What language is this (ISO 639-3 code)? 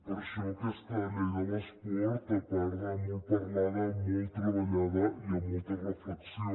cat